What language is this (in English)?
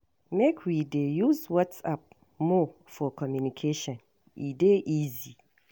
Nigerian Pidgin